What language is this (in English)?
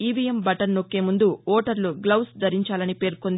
Telugu